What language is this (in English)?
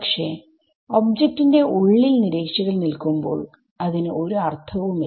Malayalam